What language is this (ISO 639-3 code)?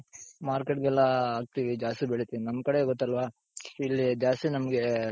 kan